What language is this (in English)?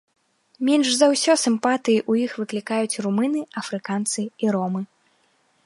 Belarusian